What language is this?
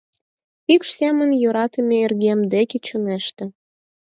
Mari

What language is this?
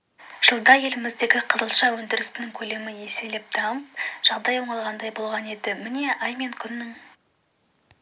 Kazakh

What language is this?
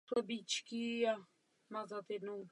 Czech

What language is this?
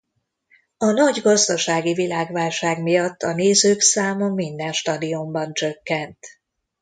Hungarian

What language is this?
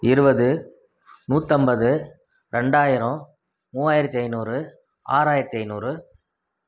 Tamil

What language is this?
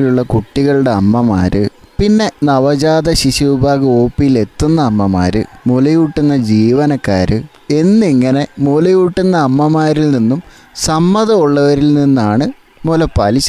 Malayalam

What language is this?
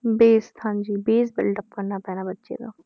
Punjabi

